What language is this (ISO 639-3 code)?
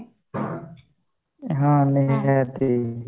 ori